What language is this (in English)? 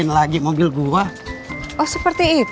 Indonesian